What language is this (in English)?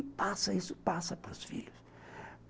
Portuguese